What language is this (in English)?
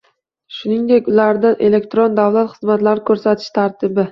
Uzbek